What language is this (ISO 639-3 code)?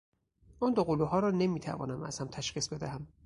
fas